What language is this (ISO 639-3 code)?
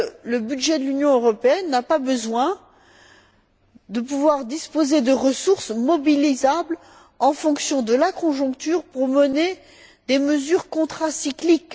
fra